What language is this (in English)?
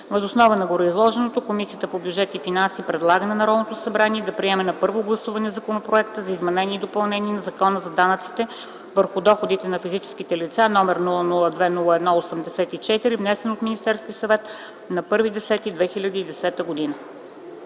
Bulgarian